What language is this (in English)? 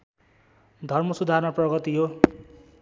Nepali